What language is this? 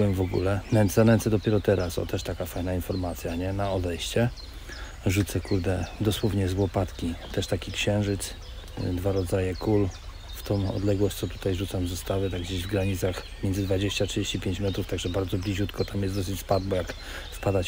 Polish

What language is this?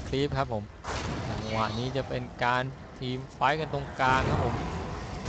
Thai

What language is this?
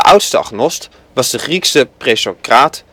Dutch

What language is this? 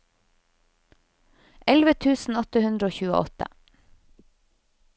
Norwegian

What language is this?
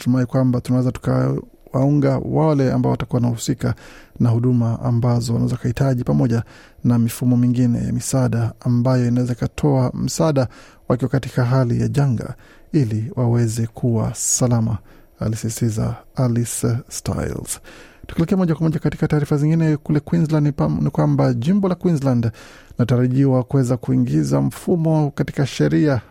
Swahili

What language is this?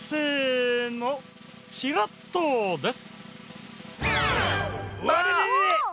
Japanese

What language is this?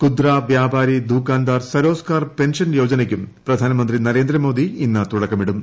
Malayalam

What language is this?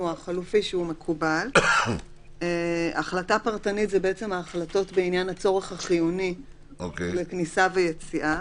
Hebrew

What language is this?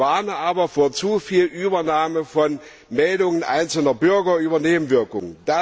German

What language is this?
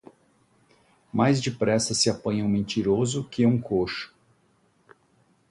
Portuguese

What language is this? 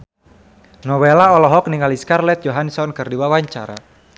Sundanese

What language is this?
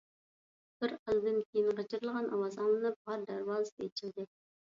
Uyghur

